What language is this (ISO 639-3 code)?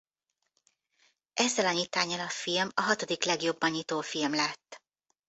hun